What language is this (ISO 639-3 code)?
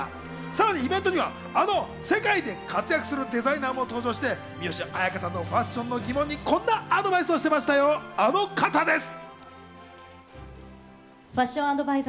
jpn